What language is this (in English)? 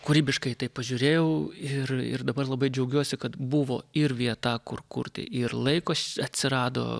Lithuanian